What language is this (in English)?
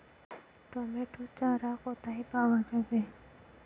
Bangla